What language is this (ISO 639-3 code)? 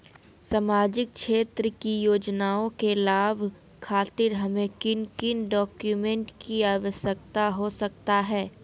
mag